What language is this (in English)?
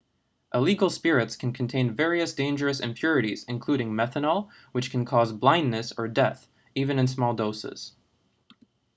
English